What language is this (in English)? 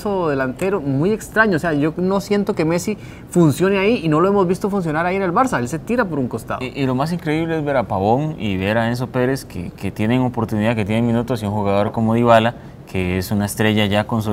Spanish